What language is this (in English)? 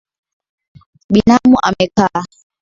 Swahili